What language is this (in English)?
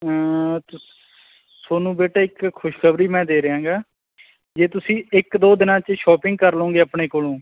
Punjabi